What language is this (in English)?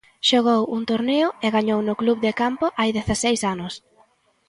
Galician